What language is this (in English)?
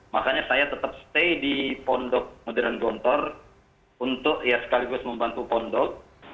Indonesian